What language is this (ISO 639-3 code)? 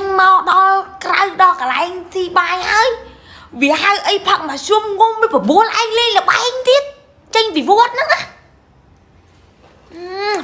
vie